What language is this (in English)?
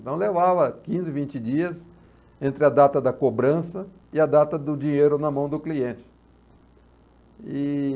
Portuguese